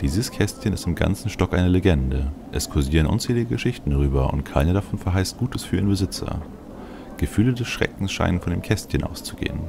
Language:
German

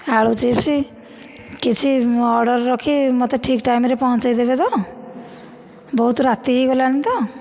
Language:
Odia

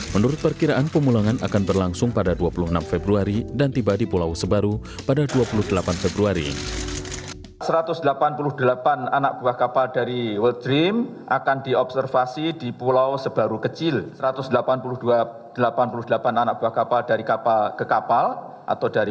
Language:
Indonesian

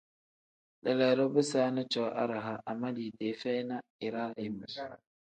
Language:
Tem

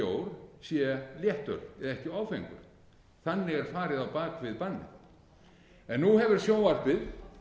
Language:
Icelandic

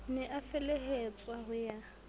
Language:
Southern Sotho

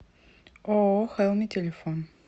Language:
Russian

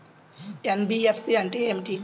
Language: Telugu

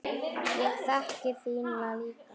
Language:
Icelandic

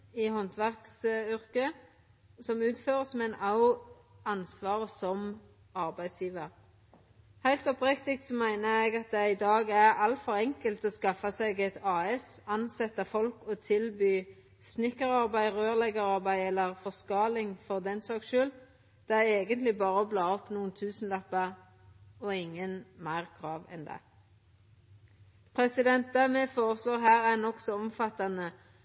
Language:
Norwegian Nynorsk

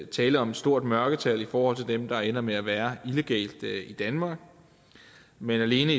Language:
Danish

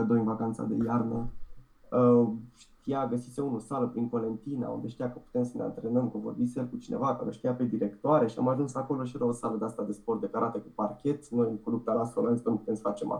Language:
Romanian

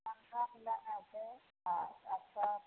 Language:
Maithili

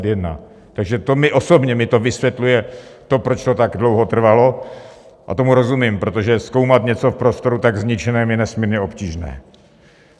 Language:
Czech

